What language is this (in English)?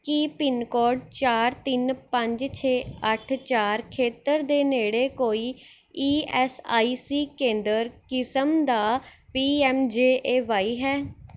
Punjabi